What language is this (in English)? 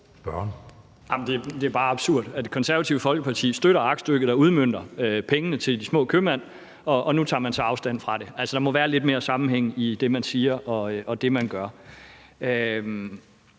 Danish